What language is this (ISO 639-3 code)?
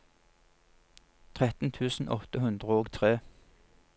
nor